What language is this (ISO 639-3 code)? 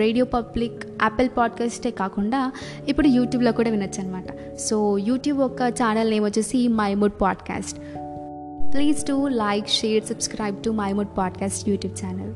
tel